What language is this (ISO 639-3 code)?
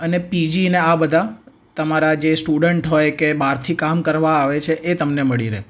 guj